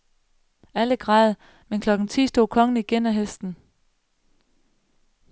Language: Danish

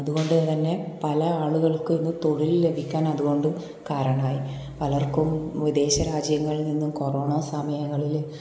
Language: Malayalam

